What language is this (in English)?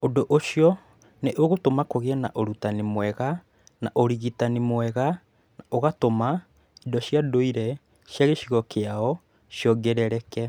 Kikuyu